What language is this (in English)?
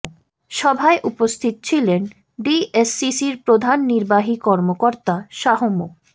Bangla